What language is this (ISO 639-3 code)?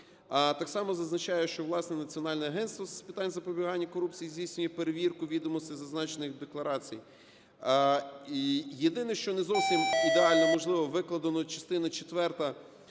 ukr